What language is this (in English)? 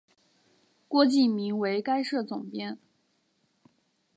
Chinese